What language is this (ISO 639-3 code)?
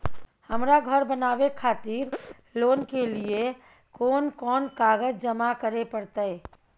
mai